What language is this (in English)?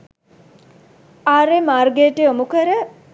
Sinhala